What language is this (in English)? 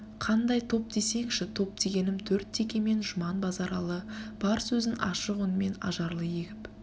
Kazakh